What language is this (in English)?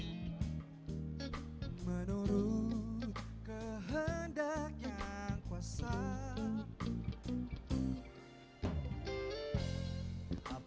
Indonesian